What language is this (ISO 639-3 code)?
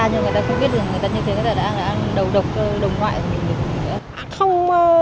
vie